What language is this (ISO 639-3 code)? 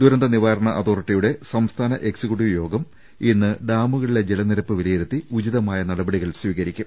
mal